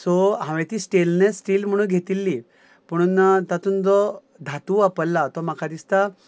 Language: Konkani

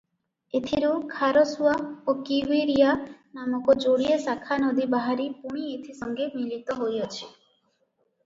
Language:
Odia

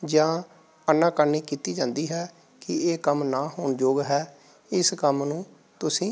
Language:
Punjabi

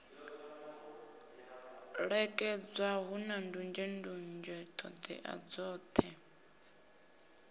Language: Venda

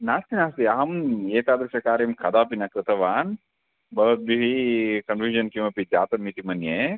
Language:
Sanskrit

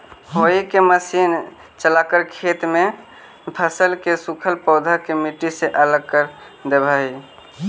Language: Magahi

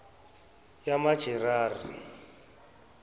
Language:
Zulu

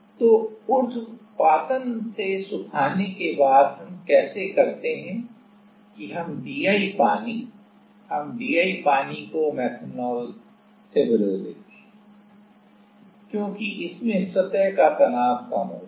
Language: Hindi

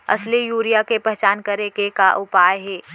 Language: Chhattisgarhi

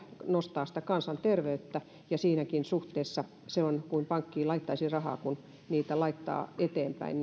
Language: Finnish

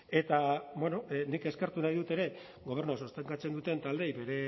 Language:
Basque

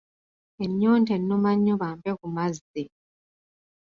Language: Ganda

